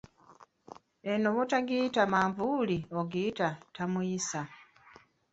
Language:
Ganda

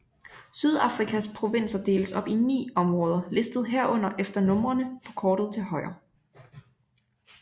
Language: Danish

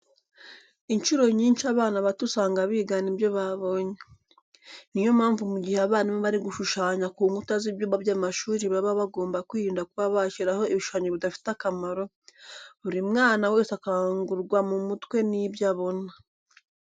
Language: Kinyarwanda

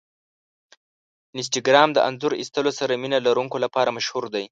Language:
Pashto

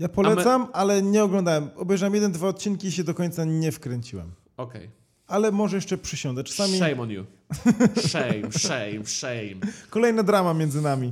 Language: Polish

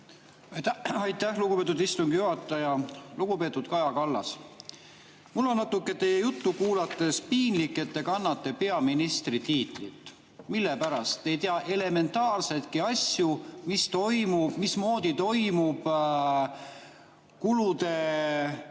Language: Estonian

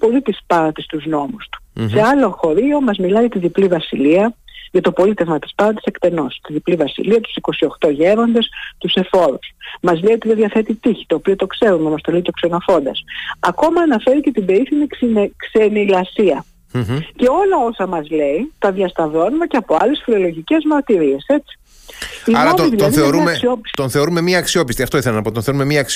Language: Greek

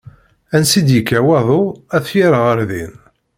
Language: Kabyle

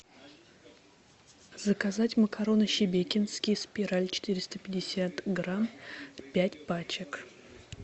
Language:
Russian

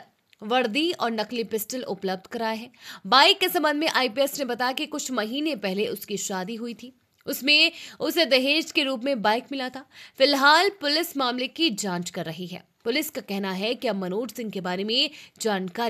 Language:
Hindi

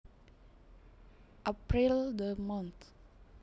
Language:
Javanese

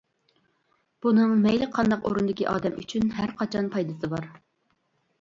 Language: Uyghur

